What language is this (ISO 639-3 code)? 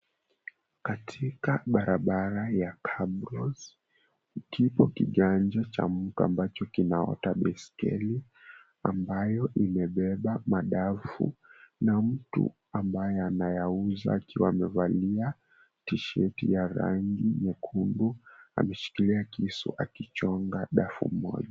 swa